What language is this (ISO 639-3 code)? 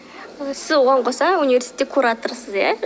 kaz